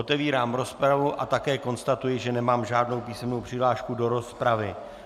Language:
Czech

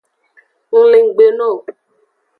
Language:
Aja (Benin)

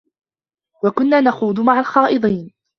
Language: Arabic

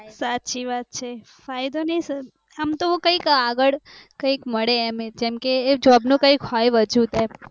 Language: Gujarati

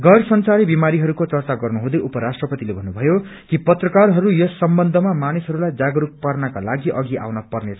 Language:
Nepali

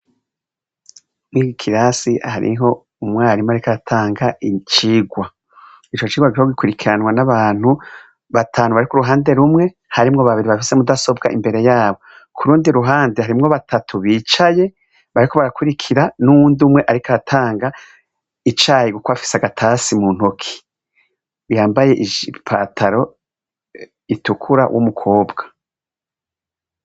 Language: Rundi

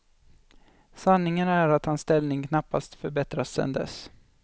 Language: Swedish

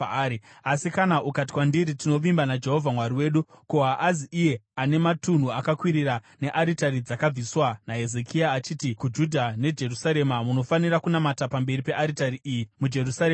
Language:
Shona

